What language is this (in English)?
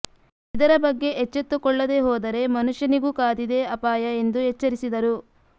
Kannada